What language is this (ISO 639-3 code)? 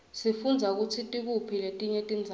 ssw